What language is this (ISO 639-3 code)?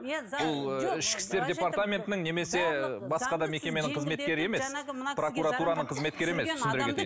kaz